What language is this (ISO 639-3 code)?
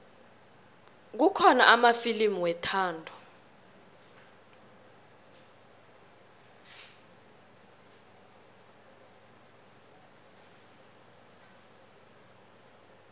nbl